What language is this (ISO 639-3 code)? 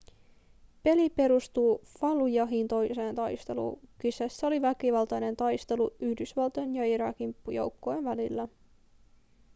fin